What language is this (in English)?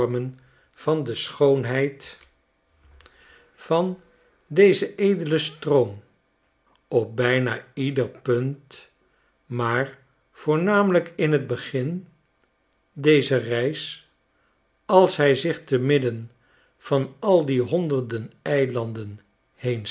Dutch